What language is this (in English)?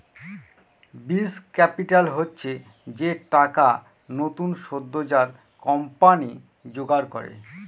Bangla